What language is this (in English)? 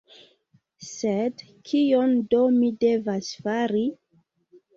Esperanto